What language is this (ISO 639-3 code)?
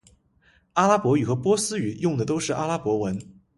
zho